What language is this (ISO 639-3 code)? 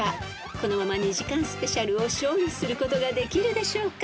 jpn